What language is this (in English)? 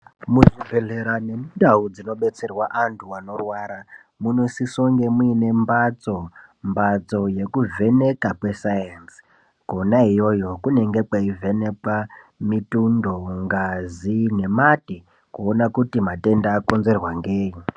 Ndau